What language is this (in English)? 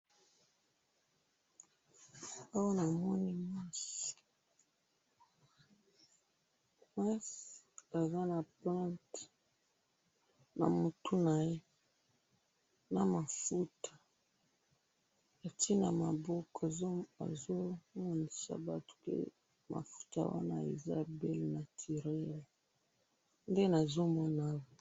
Lingala